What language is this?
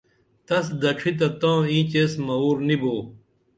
Dameli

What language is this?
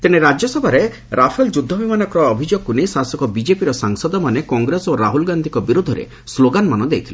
Odia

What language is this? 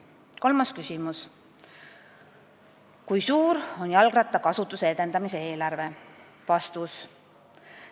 Estonian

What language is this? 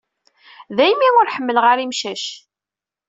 Kabyle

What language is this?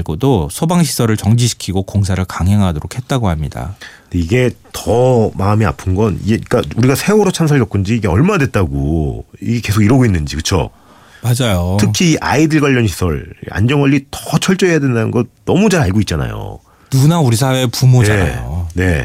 Korean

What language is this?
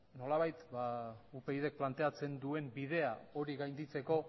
Basque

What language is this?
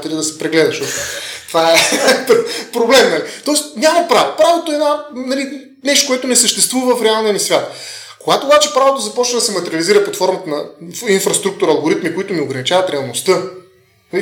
Bulgarian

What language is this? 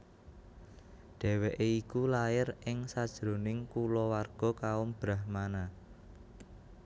Javanese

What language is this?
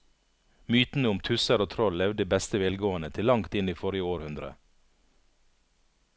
Norwegian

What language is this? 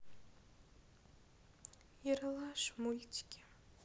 Russian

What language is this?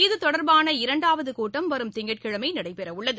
Tamil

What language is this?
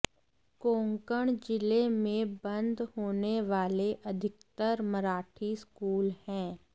Hindi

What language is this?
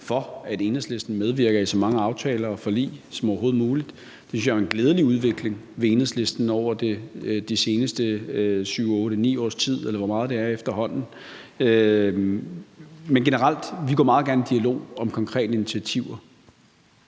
Danish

